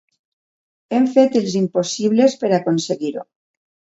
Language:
Catalan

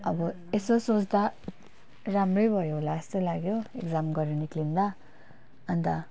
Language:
Nepali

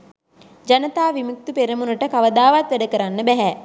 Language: Sinhala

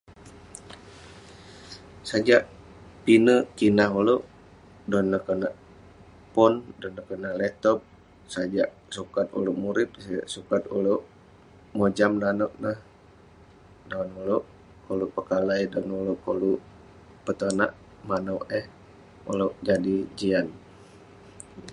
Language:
Western Penan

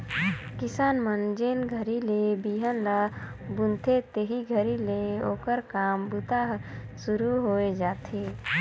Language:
Chhattisgarhi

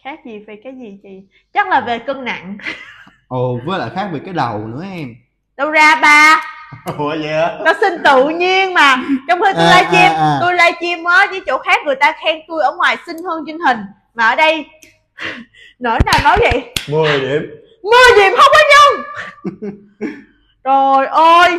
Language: Vietnamese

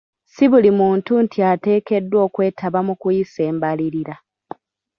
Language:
Ganda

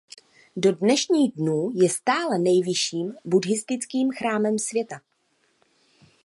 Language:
Czech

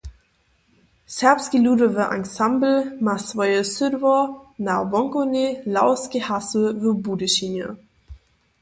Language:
Upper Sorbian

